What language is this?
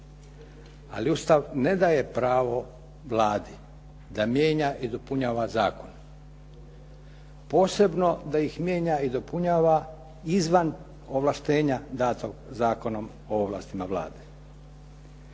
Croatian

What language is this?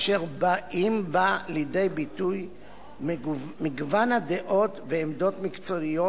Hebrew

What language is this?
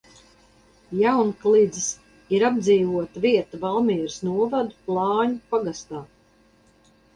Latvian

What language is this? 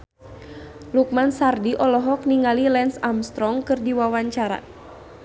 Sundanese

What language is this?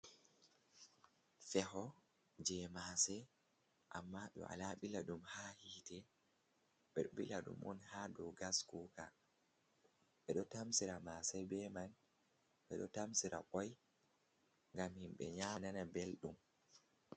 Fula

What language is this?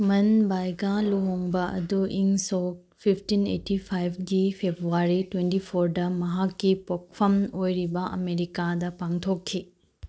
Manipuri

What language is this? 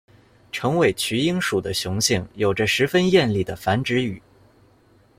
Chinese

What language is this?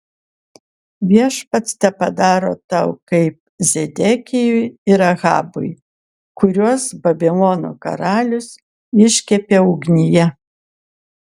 Lithuanian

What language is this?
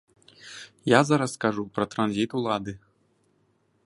Belarusian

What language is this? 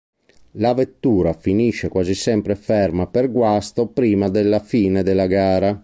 Italian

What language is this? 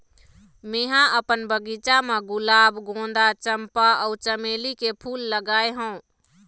Chhattisgarhi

